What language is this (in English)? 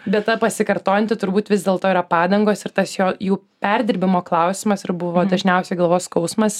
Lithuanian